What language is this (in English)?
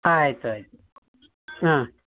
Kannada